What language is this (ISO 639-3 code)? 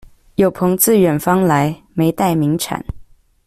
zho